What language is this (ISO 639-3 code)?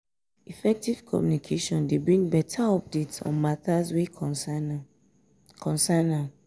pcm